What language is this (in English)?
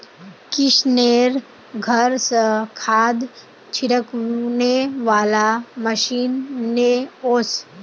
Magahi